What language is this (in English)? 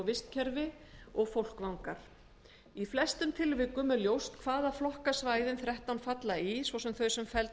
Icelandic